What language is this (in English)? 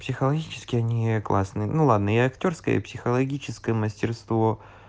Russian